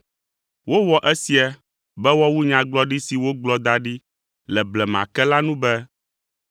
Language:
Ewe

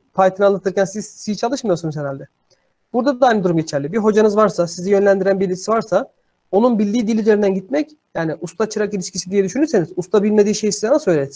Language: Turkish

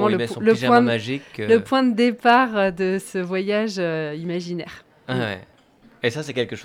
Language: French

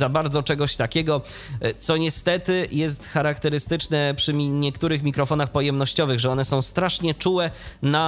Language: Polish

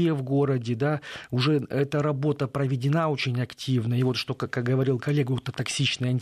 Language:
Russian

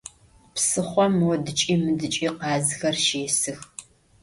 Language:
Adyghe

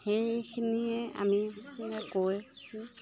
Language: Assamese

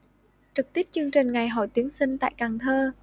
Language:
Vietnamese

